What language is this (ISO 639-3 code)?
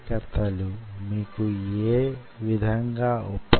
tel